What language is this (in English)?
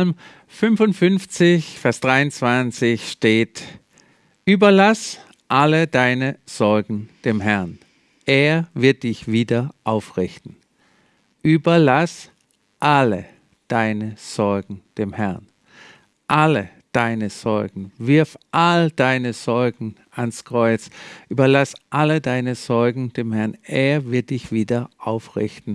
German